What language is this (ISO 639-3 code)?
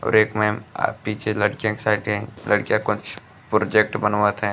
bho